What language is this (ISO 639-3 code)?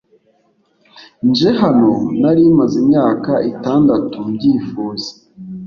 kin